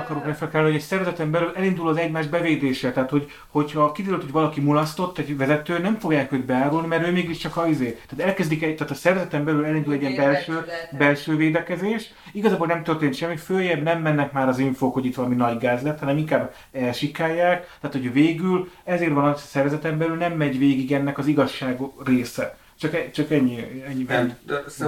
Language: Hungarian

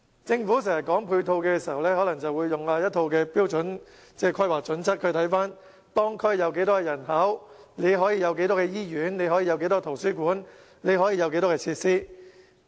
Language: Cantonese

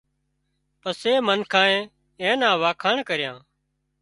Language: Wadiyara Koli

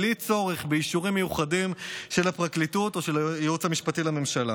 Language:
Hebrew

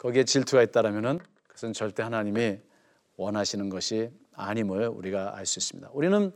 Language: Korean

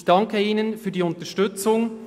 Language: Swiss German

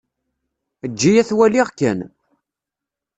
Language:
Kabyle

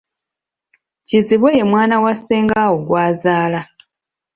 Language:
Ganda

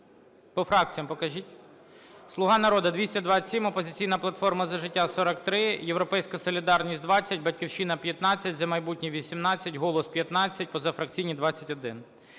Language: Ukrainian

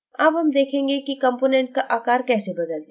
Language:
Hindi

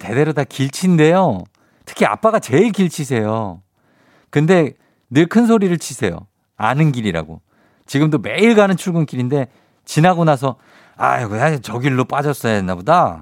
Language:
Korean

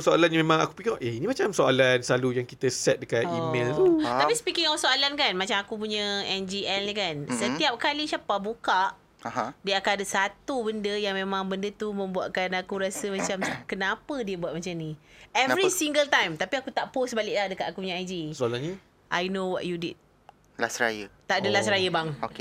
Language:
Malay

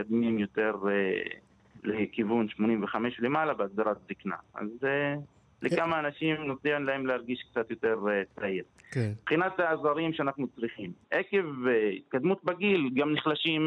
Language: Hebrew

